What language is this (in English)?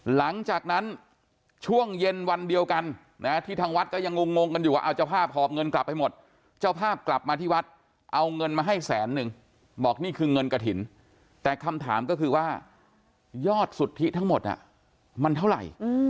Thai